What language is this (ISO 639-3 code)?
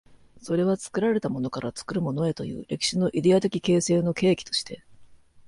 jpn